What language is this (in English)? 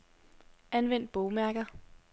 Danish